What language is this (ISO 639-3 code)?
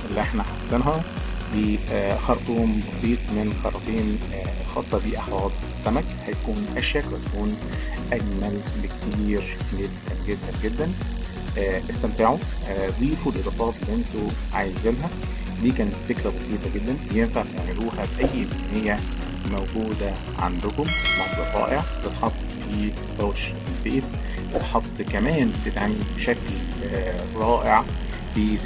ara